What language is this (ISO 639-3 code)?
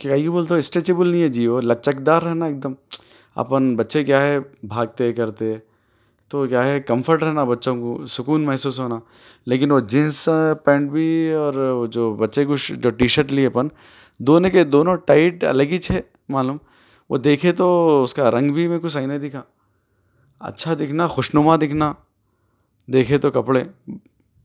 urd